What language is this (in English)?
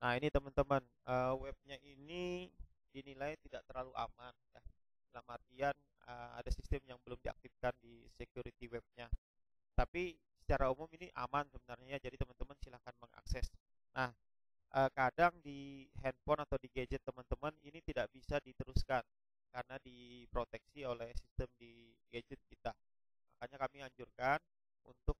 Indonesian